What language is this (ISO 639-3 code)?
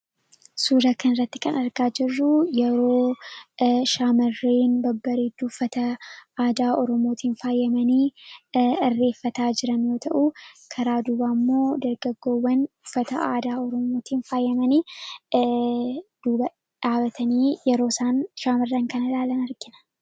orm